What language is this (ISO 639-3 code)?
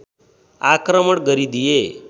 nep